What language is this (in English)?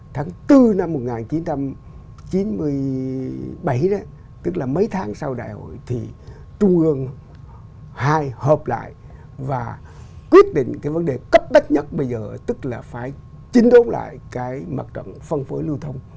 Vietnamese